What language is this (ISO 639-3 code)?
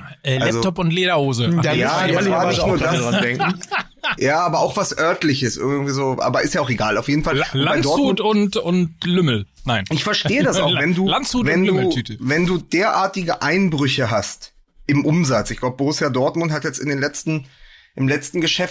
deu